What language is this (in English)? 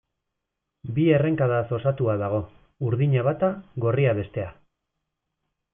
Basque